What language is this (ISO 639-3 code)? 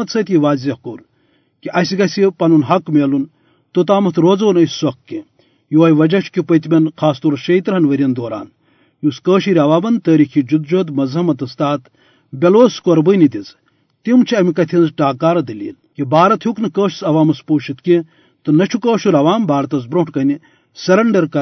urd